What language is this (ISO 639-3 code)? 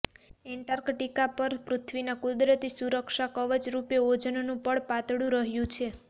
guj